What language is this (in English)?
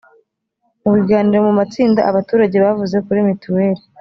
Kinyarwanda